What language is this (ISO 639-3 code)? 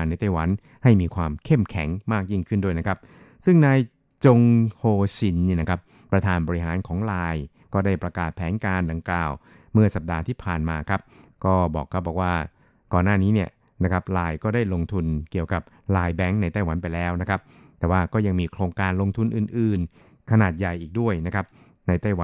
tha